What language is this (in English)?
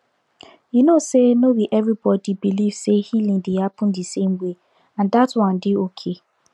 Nigerian Pidgin